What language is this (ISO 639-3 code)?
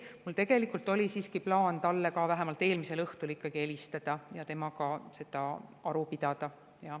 est